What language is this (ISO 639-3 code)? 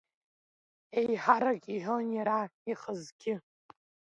abk